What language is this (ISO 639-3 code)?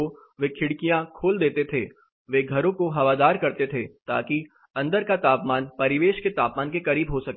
hin